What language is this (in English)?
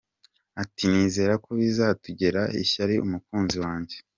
Kinyarwanda